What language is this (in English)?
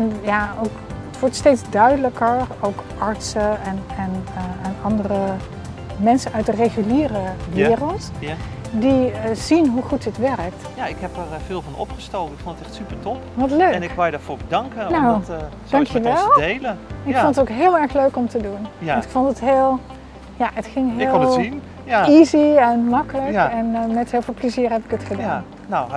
Dutch